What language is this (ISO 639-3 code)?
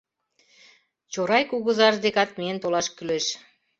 chm